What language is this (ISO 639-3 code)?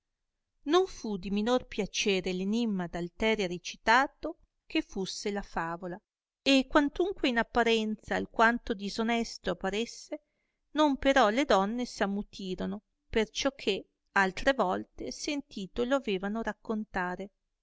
ita